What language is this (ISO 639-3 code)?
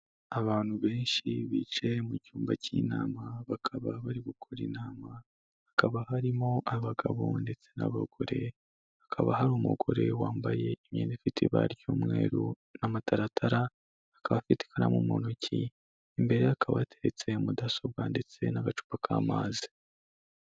kin